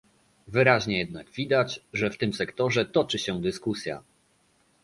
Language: Polish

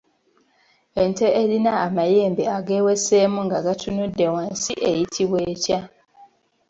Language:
Ganda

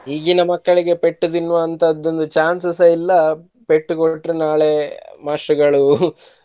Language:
Kannada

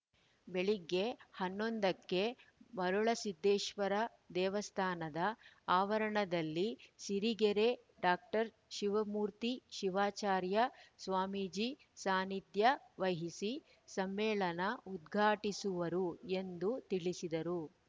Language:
Kannada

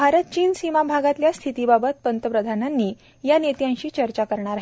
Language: Marathi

